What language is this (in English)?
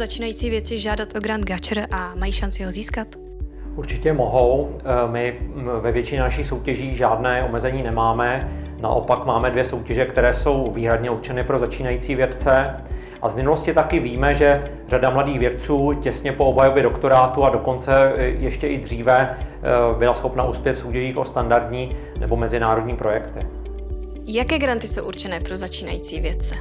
Czech